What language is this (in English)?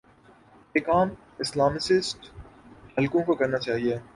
Urdu